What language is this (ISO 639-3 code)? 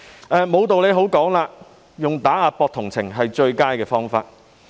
yue